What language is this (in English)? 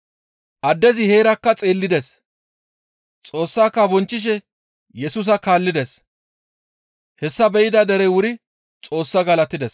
Gamo